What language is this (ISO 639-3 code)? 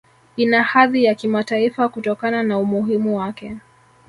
swa